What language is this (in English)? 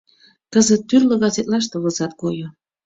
Mari